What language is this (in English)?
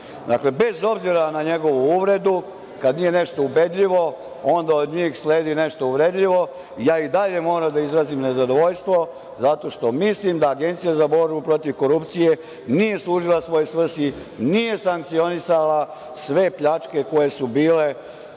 Serbian